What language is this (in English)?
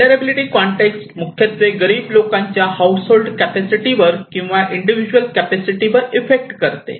Marathi